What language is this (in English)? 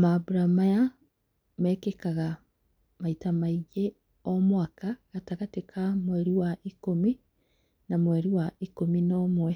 Kikuyu